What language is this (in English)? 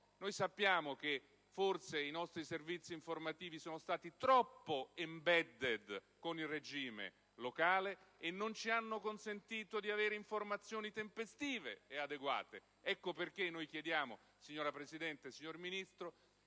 Italian